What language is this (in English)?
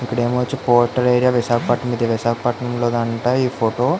Telugu